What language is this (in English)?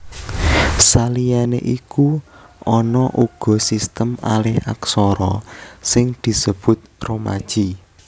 Javanese